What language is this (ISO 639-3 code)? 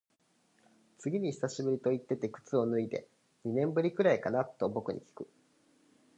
jpn